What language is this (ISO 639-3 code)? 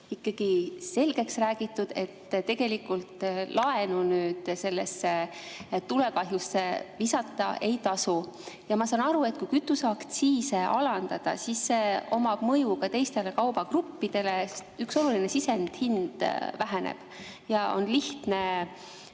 est